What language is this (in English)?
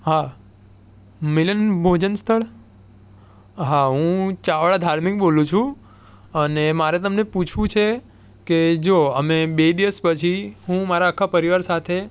Gujarati